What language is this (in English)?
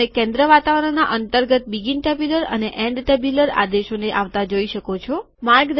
Gujarati